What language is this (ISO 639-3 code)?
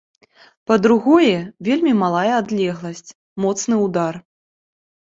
bel